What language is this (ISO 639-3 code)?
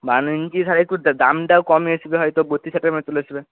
ben